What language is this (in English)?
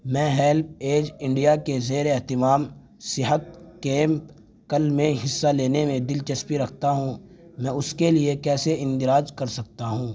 Urdu